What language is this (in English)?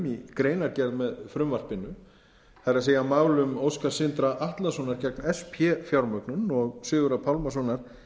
Icelandic